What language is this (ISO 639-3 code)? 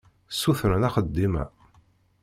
kab